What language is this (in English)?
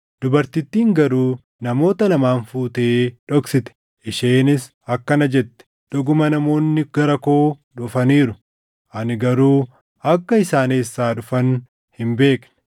Oromo